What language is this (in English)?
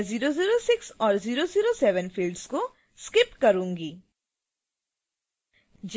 Hindi